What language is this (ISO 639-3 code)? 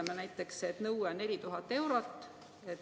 est